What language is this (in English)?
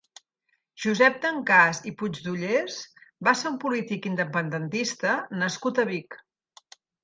Catalan